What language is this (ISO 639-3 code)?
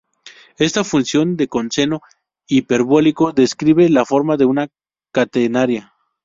spa